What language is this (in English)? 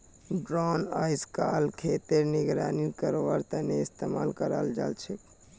Magahi